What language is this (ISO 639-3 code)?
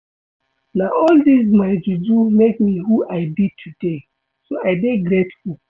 pcm